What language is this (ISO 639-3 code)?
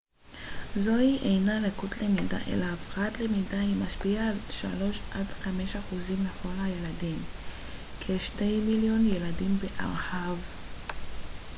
heb